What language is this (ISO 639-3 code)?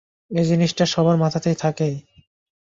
ben